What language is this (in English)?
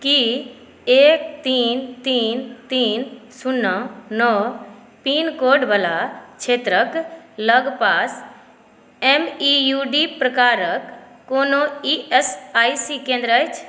Maithili